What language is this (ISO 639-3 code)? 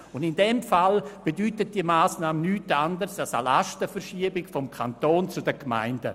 gsw